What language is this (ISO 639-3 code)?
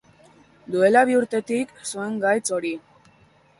eus